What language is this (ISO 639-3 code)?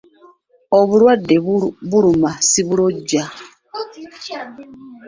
lug